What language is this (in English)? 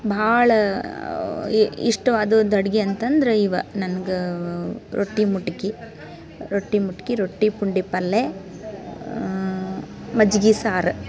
Kannada